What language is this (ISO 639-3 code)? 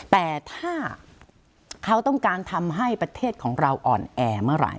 tha